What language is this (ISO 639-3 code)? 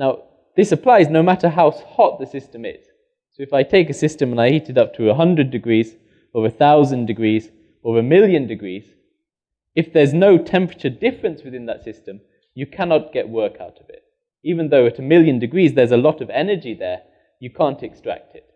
eng